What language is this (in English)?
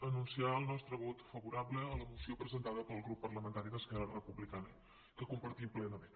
Catalan